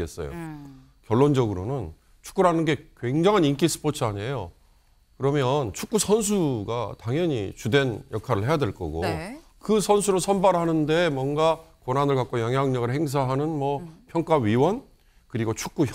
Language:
Korean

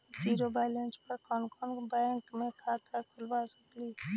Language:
Magahi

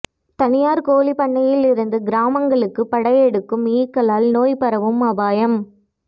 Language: Tamil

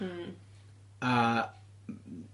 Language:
Welsh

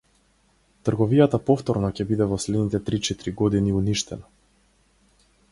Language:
Macedonian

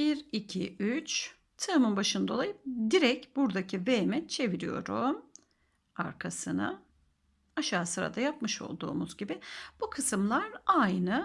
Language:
Turkish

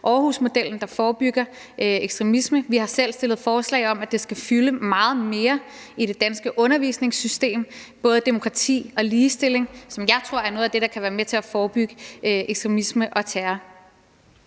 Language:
Danish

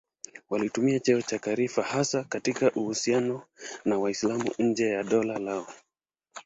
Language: Swahili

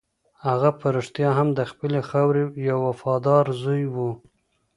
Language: Pashto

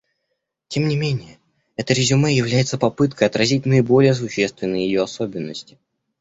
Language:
Russian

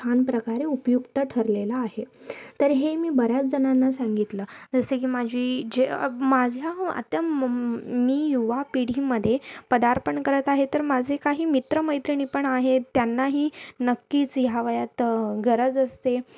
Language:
Marathi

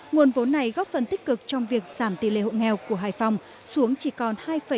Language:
Vietnamese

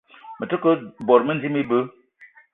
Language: Eton (Cameroon)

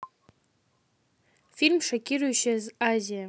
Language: Russian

